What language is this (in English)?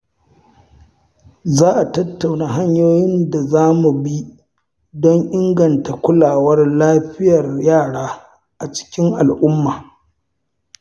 Hausa